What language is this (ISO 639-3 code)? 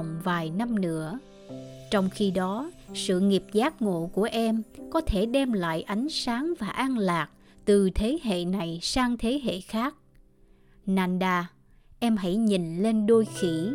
vie